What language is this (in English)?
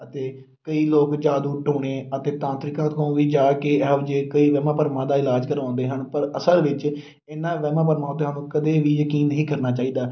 Punjabi